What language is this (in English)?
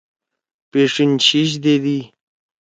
Torwali